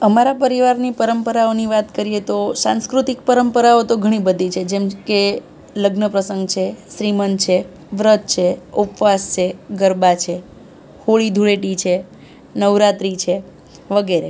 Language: Gujarati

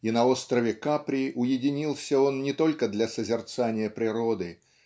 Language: Russian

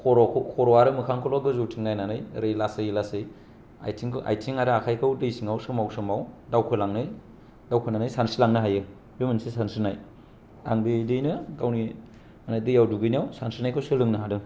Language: Bodo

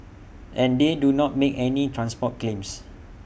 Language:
English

